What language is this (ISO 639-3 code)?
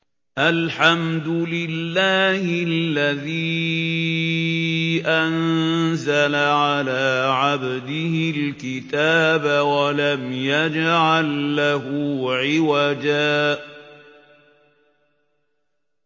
ara